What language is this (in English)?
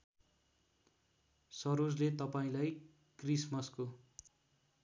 Nepali